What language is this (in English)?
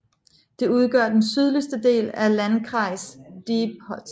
Danish